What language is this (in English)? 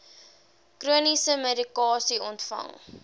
Afrikaans